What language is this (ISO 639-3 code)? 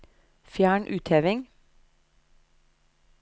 nor